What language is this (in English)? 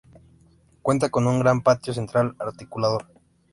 Spanish